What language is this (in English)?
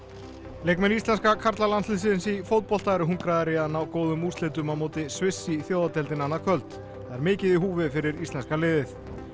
Icelandic